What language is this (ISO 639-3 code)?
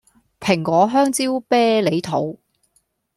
yue